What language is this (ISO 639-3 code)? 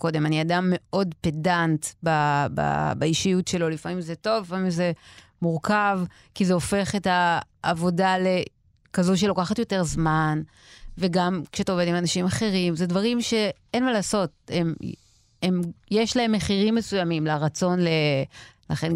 heb